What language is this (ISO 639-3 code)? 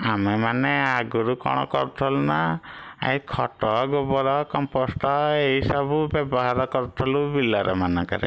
ori